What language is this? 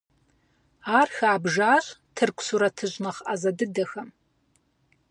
Kabardian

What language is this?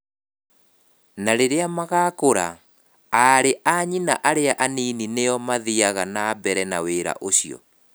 Kikuyu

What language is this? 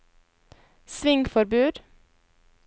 Norwegian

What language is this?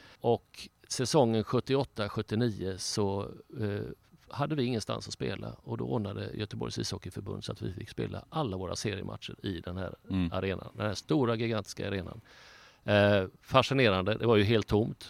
Swedish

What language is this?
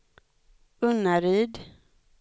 Swedish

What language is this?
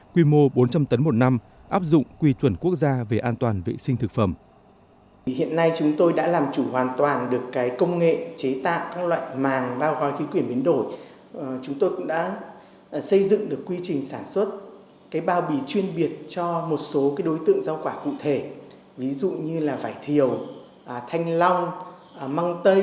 Vietnamese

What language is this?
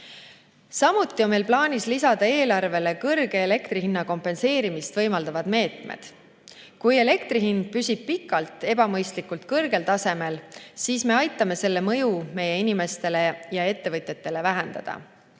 Estonian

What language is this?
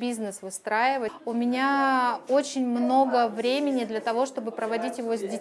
Russian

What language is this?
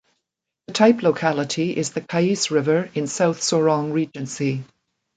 English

